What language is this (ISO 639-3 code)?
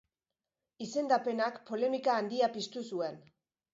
eus